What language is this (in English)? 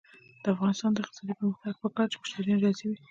Pashto